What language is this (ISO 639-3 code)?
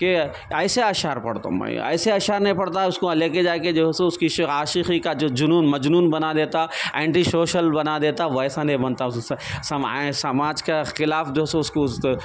urd